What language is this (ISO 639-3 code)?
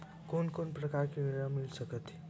hne